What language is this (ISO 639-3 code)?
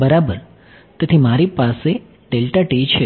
guj